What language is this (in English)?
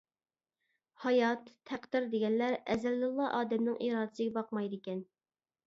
Uyghur